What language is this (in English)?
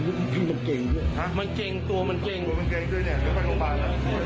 Thai